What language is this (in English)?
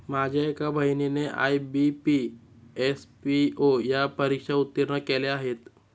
Marathi